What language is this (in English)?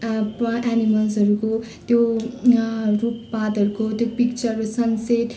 Nepali